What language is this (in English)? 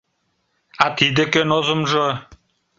Mari